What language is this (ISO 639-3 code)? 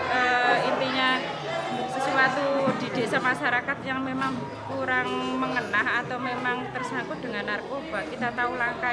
ind